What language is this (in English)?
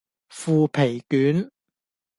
Cantonese